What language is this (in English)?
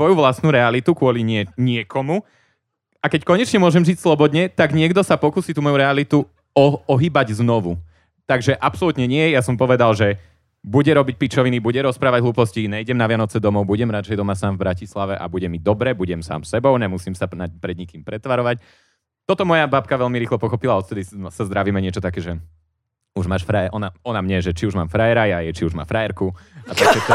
Slovak